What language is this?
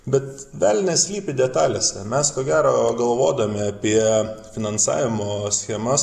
Lithuanian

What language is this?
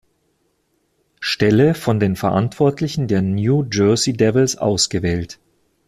German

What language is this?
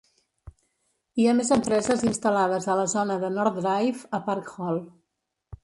Catalan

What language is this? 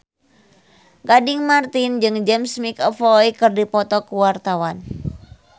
Sundanese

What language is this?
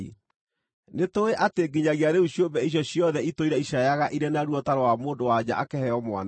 Kikuyu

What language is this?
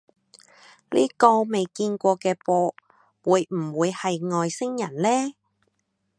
Cantonese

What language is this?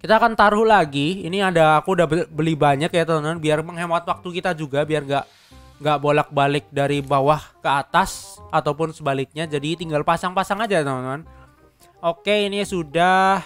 Indonesian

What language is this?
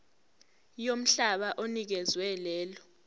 Zulu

